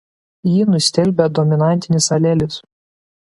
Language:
Lithuanian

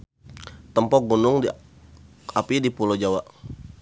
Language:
Sundanese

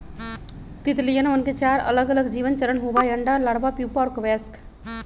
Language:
Magahi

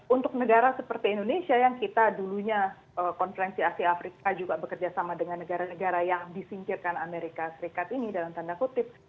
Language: Indonesian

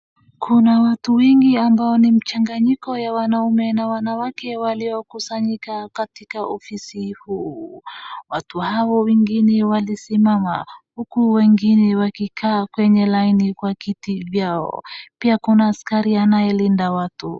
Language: Swahili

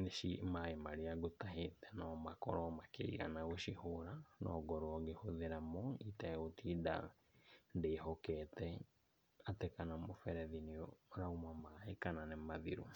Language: Kikuyu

